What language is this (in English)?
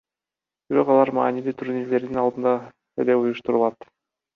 Kyrgyz